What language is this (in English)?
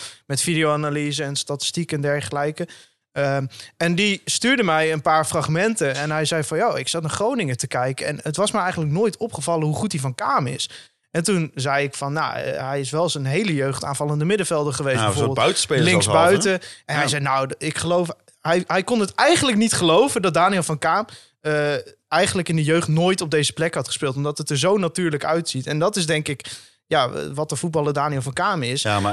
Dutch